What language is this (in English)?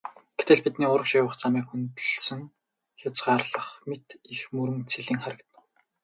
Mongolian